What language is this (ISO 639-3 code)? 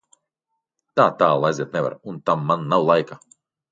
lav